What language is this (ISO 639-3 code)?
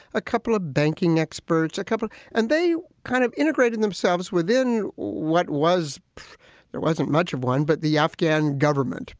eng